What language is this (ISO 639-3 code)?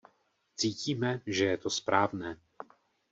ces